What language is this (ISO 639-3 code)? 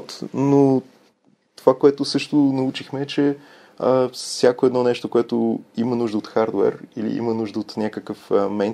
bul